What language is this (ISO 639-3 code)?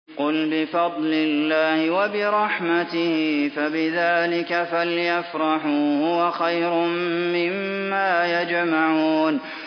ara